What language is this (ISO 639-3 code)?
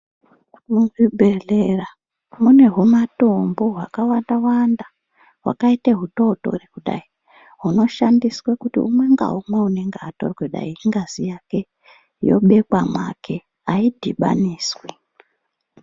ndc